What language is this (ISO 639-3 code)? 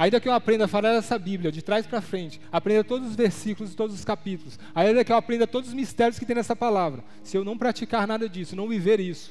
por